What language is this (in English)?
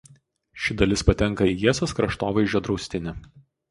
Lithuanian